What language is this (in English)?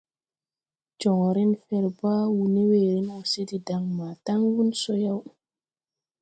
Tupuri